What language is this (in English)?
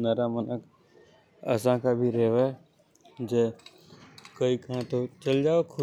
Hadothi